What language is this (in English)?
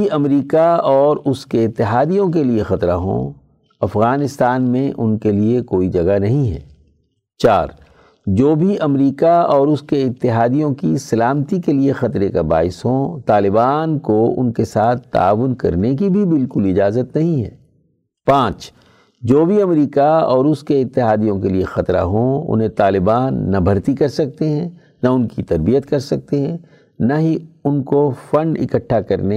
Urdu